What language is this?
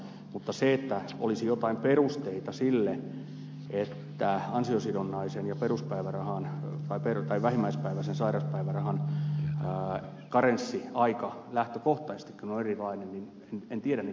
Finnish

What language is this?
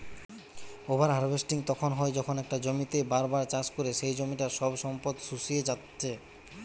Bangla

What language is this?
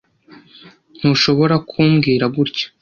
Kinyarwanda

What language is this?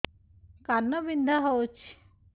Odia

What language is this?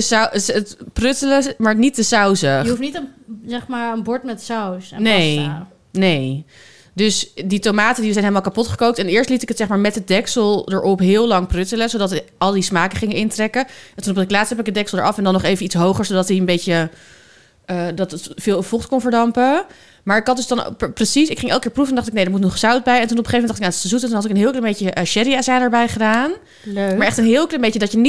Dutch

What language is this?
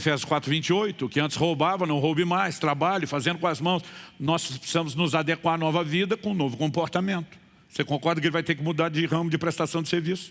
Portuguese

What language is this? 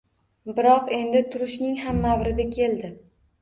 Uzbek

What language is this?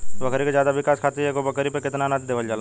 Bhojpuri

